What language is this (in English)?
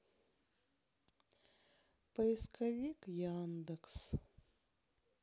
Russian